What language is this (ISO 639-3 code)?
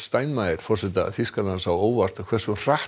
isl